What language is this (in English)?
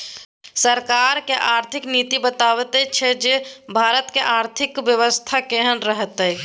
Maithili